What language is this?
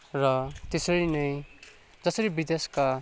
Nepali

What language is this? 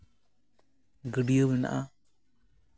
Santali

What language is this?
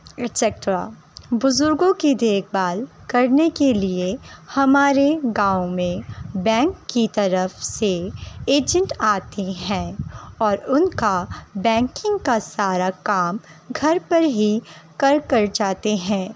Urdu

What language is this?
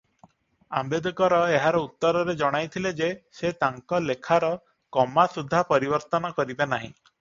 Odia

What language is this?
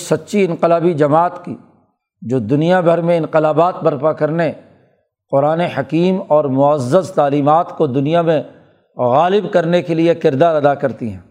Urdu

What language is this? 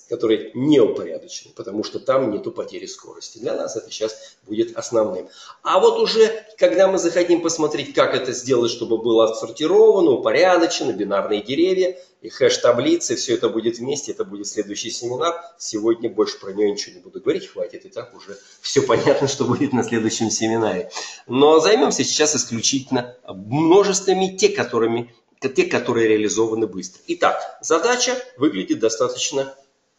Russian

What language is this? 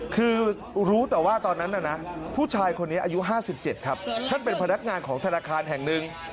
Thai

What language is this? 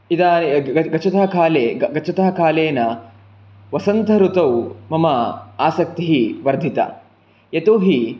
Sanskrit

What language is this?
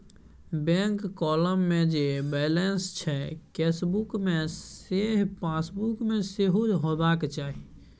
Maithili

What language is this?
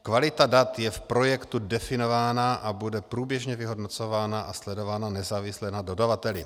Czech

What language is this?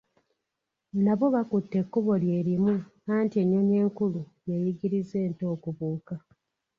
Ganda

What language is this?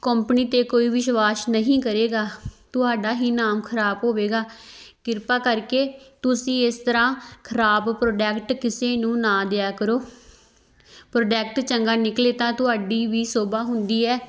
Punjabi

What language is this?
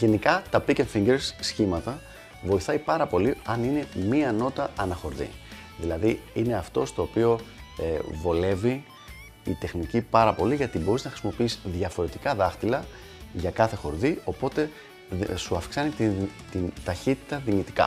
Greek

